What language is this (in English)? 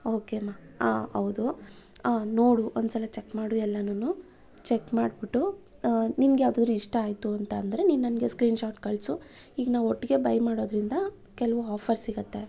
Kannada